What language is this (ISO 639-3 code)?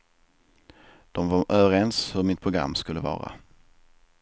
swe